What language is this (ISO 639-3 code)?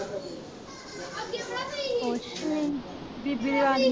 pan